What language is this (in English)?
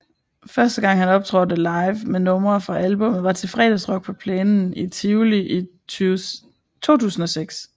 Danish